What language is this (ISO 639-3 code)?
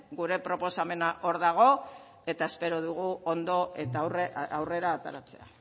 eus